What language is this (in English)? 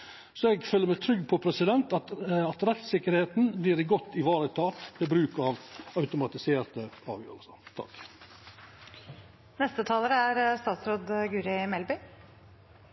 Norwegian Nynorsk